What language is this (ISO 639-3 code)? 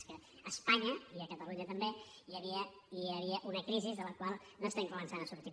cat